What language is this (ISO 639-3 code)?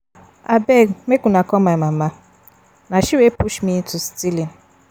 pcm